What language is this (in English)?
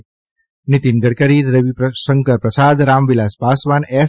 Gujarati